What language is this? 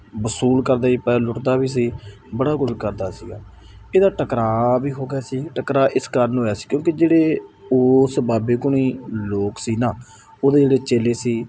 Punjabi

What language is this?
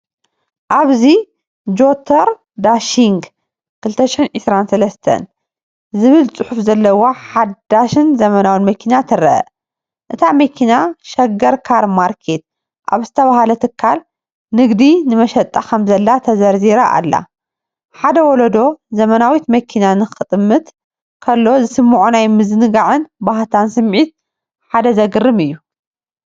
Tigrinya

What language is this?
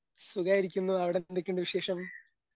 Malayalam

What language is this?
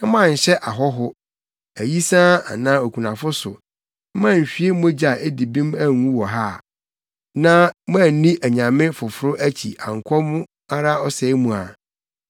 Akan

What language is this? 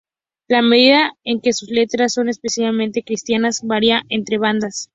Spanish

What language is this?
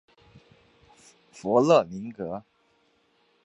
Chinese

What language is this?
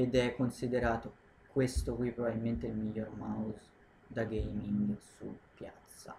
Italian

